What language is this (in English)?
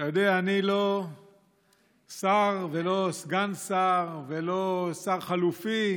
Hebrew